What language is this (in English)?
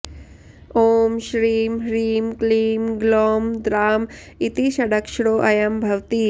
Sanskrit